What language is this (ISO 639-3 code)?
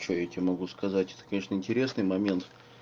rus